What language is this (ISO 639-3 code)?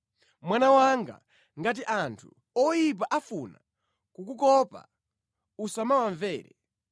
nya